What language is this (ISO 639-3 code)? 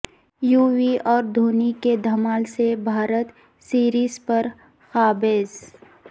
urd